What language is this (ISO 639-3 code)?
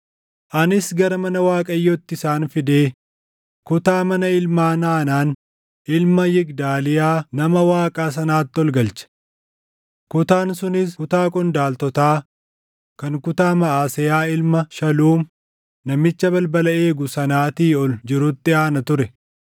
orm